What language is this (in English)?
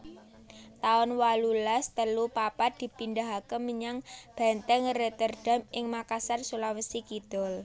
Javanese